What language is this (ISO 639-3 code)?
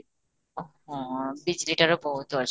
ori